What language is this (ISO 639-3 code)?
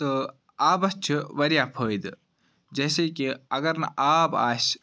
kas